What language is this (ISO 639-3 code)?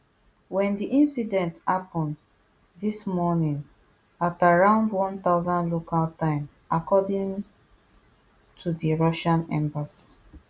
pcm